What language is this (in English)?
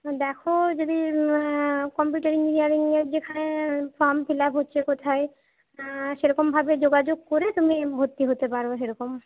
Bangla